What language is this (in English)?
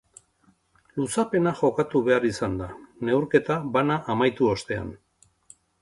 Basque